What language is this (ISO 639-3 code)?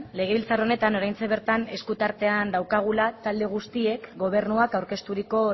eus